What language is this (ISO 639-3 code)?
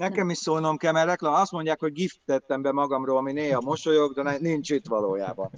hun